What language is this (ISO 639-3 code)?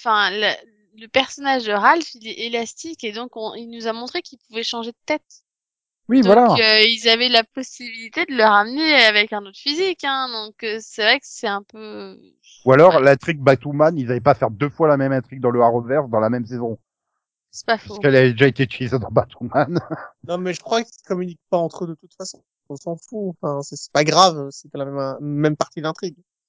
fra